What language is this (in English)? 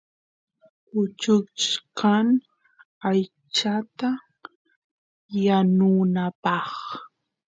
Santiago del Estero Quichua